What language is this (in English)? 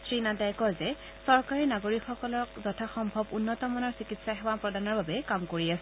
Assamese